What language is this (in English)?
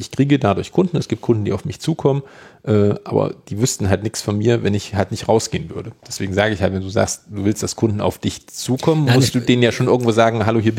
German